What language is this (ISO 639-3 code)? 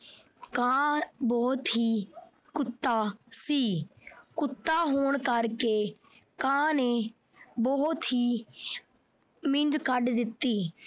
pan